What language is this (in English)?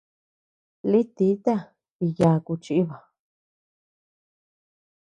Tepeuxila Cuicatec